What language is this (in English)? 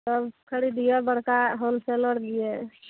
Maithili